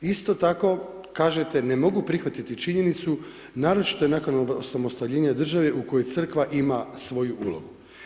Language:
Croatian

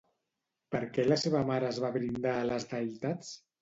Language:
Catalan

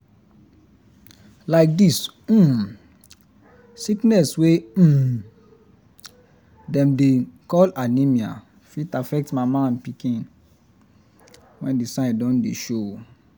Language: Nigerian Pidgin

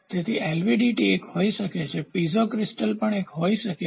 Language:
Gujarati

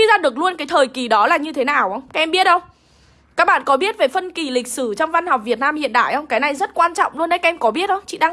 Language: Vietnamese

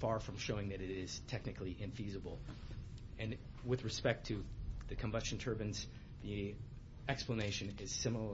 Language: English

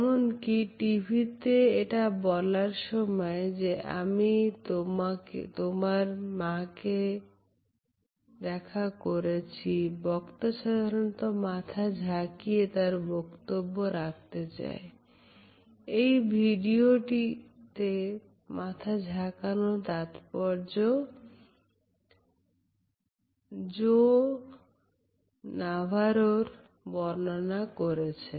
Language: Bangla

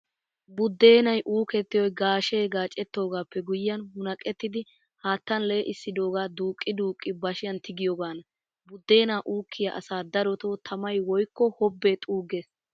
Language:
Wolaytta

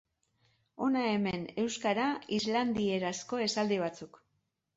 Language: Basque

